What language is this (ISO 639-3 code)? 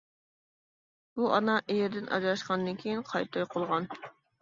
uig